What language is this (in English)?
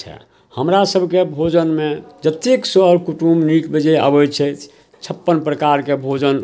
Maithili